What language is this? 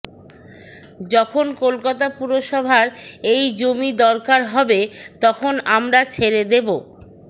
Bangla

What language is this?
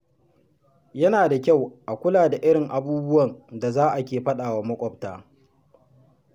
Hausa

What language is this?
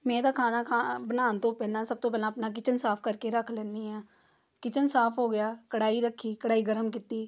Punjabi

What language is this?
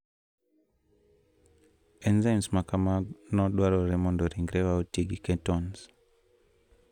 Luo (Kenya and Tanzania)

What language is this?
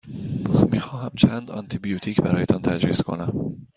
Persian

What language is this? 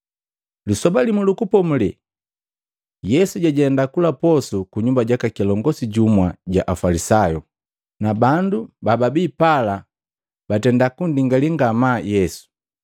Matengo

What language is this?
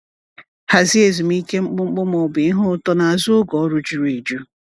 Igbo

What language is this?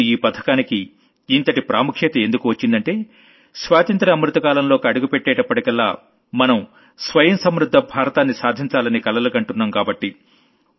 Telugu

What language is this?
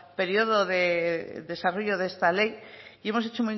Spanish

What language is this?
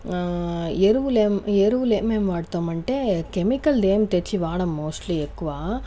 Telugu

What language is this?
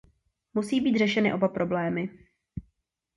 Czech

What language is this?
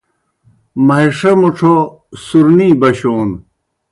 Kohistani Shina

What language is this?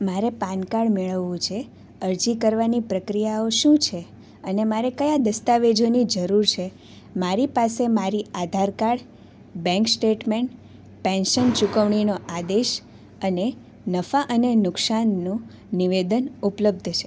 Gujarati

